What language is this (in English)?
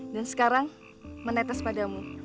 Indonesian